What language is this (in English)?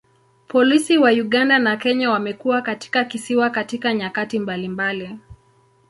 Swahili